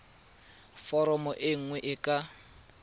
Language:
Tswana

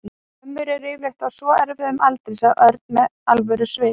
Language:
Icelandic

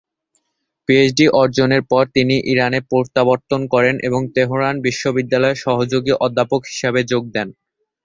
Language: Bangla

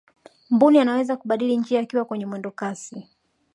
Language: Swahili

